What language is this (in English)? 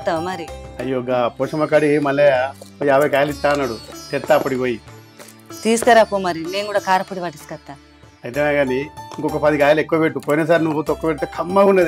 Telugu